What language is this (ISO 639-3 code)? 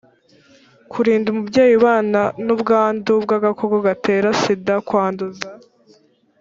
kin